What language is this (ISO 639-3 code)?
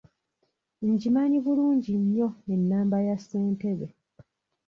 lug